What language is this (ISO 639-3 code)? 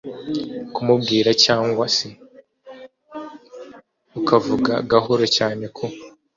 kin